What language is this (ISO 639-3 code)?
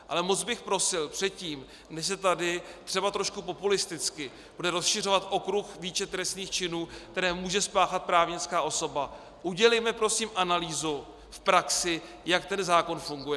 ces